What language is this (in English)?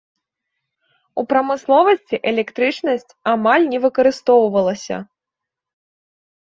Belarusian